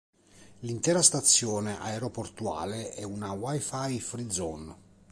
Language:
Italian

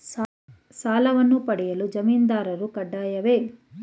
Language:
Kannada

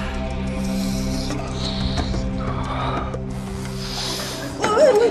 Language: Vietnamese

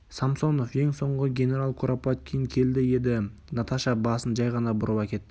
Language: Kazakh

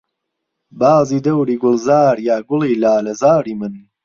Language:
Central Kurdish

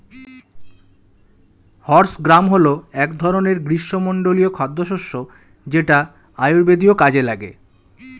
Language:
Bangla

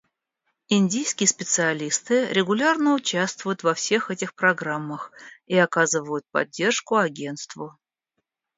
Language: Russian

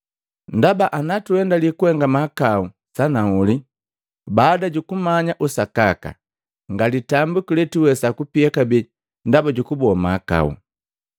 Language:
Matengo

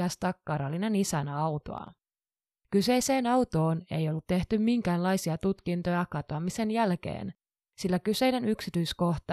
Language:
Finnish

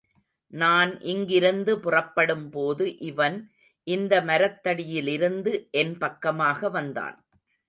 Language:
Tamil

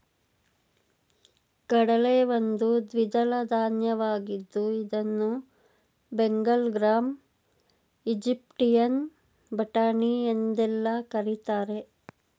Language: Kannada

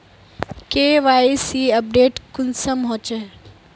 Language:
Magahi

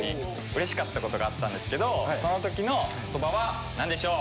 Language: Japanese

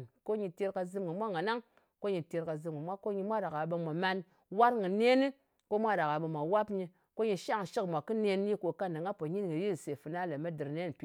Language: Ngas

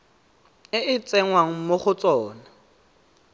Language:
Tswana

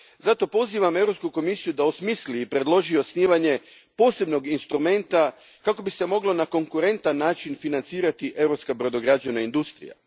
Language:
Croatian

